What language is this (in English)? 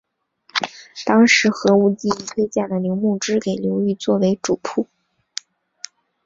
Chinese